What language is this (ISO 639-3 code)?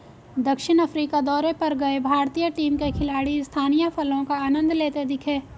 hin